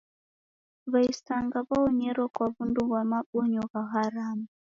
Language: Taita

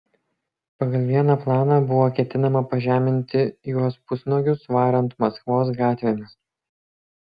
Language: Lithuanian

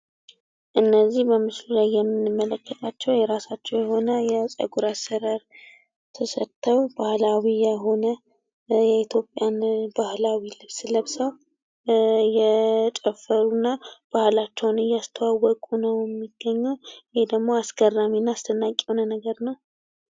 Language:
Amharic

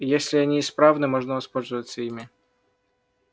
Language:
Russian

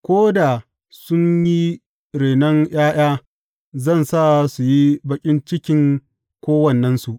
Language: Hausa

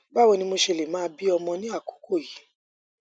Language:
Yoruba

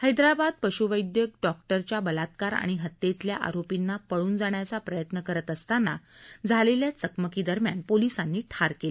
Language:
Marathi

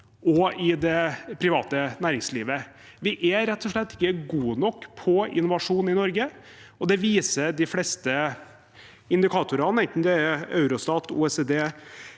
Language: Norwegian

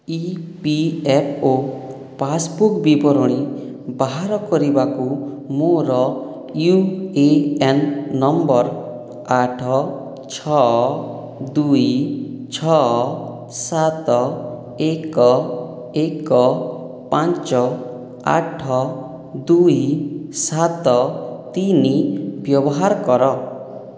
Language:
Odia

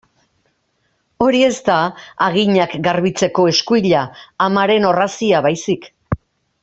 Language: Basque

